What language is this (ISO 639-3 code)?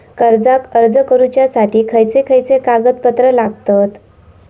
mar